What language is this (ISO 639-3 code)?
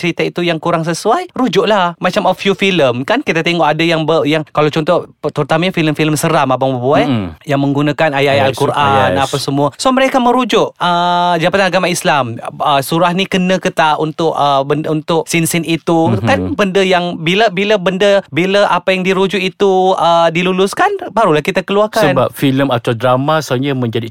msa